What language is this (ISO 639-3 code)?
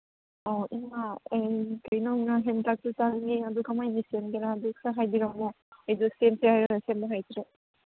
mni